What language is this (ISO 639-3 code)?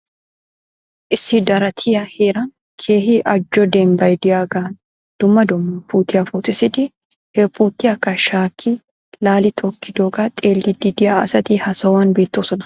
wal